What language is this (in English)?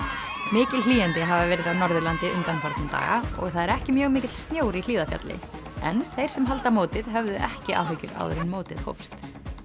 Icelandic